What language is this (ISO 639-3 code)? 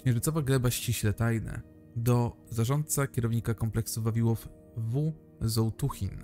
pol